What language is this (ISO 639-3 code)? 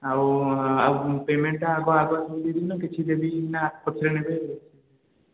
ori